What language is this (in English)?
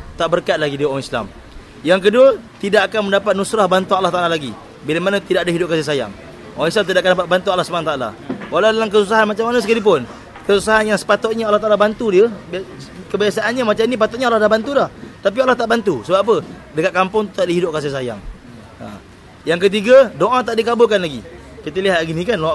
Malay